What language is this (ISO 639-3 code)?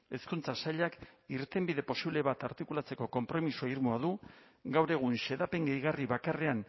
eus